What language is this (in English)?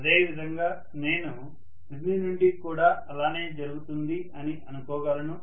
Telugu